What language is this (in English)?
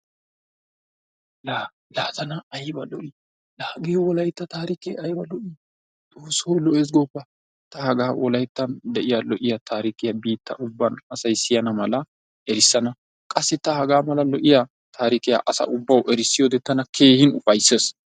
Wolaytta